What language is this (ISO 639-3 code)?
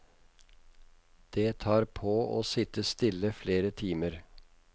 nor